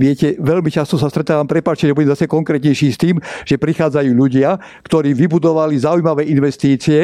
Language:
Slovak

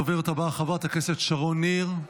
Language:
Hebrew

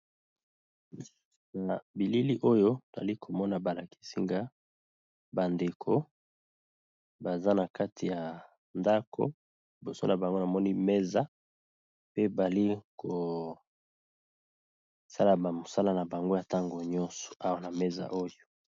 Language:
Lingala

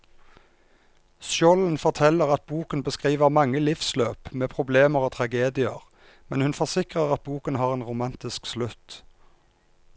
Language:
Norwegian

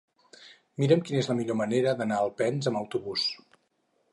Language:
Catalan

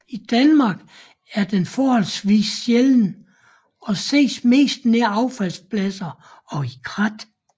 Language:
Danish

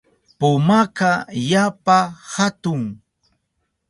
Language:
Southern Pastaza Quechua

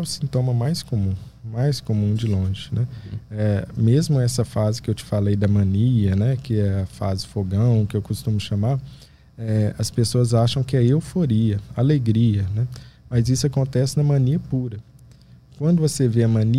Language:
Portuguese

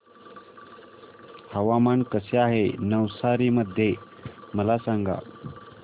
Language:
Marathi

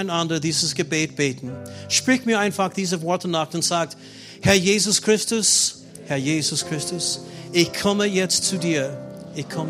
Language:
German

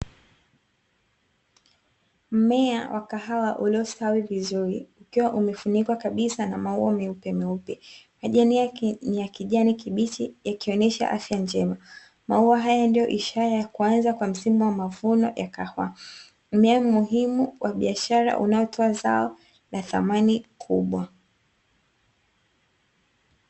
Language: Swahili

